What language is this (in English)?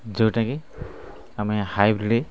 Odia